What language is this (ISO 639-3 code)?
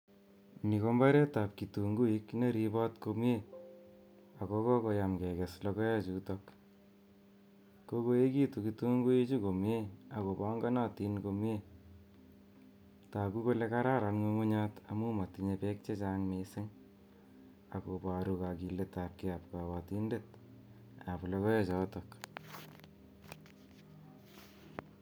kln